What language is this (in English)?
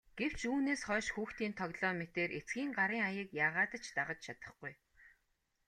Mongolian